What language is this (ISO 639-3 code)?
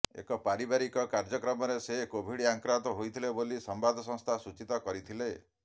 ori